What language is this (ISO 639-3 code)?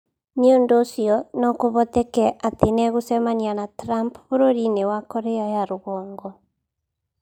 kik